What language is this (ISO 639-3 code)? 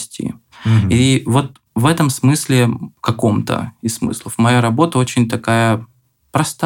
rus